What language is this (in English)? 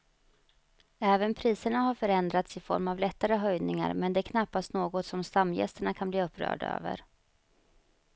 Swedish